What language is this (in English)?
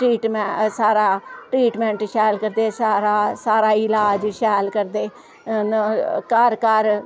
Dogri